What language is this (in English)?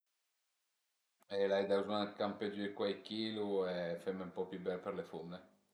Piedmontese